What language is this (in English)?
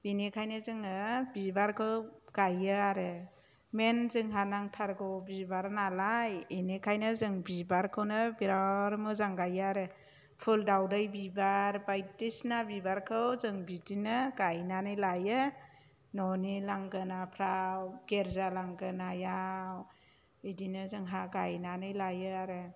Bodo